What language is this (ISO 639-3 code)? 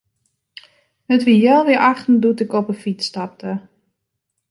fry